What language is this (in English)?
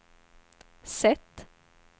Swedish